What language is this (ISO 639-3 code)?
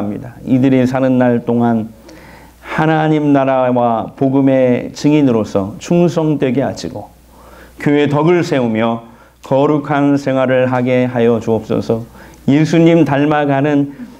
kor